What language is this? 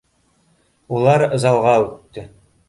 Bashkir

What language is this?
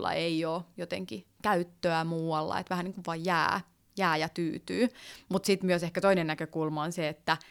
Finnish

